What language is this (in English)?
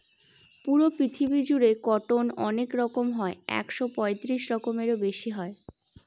Bangla